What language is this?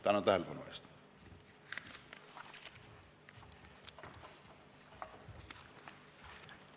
Estonian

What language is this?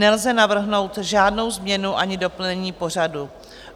Czech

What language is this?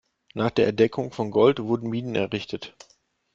German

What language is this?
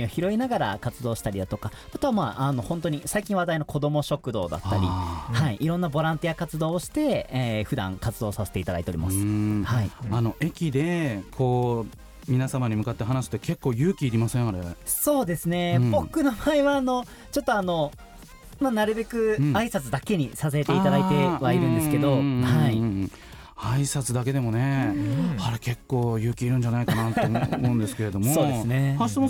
Japanese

